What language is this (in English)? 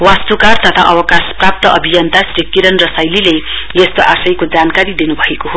Nepali